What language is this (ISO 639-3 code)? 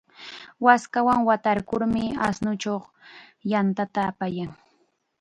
qxa